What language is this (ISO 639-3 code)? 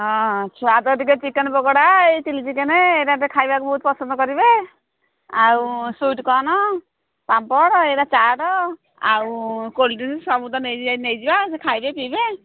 ori